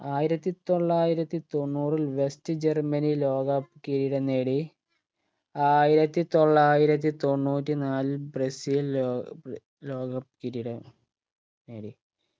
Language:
Malayalam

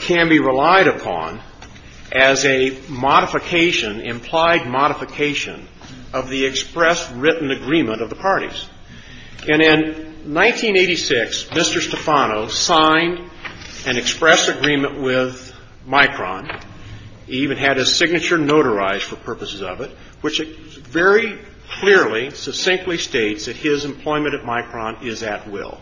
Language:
English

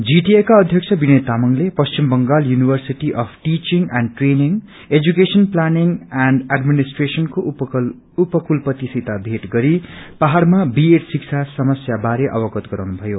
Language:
Nepali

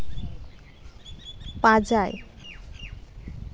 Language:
Santali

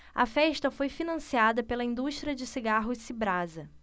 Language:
Portuguese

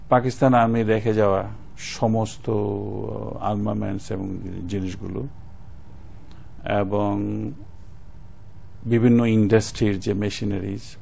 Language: Bangla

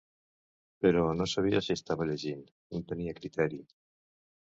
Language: Catalan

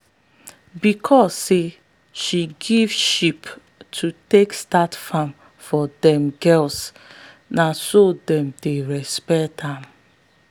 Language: Nigerian Pidgin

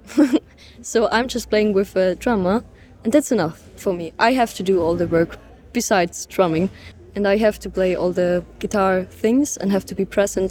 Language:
English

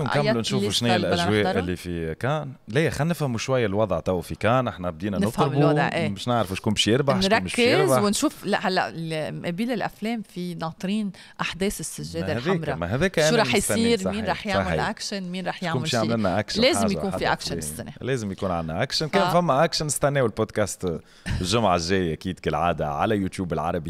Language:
Arabic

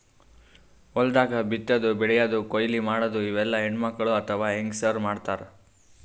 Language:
Kannada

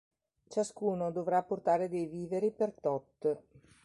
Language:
Italian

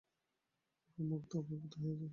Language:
Bangla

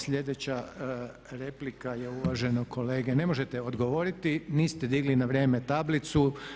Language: Croatian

